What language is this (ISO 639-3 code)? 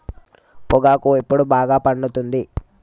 tel